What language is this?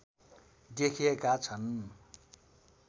Nepali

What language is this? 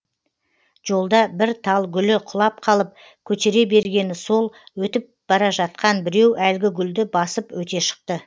Kazakh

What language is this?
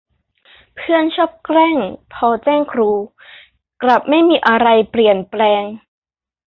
Thai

